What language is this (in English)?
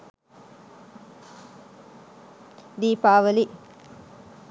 Sinhala